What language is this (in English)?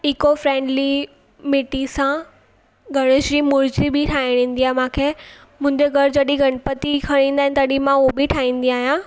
Sindhi